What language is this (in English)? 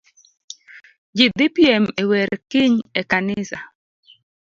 Luo (Kenya and Tanzania)